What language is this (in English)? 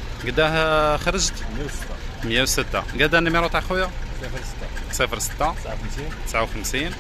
Arabic